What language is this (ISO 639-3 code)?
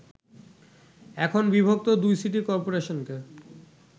ben